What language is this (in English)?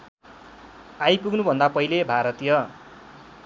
Nepali